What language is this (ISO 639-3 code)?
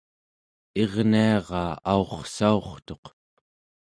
esu